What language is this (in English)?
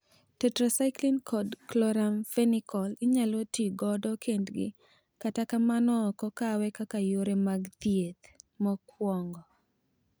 Luo (Kenya and Tanzania)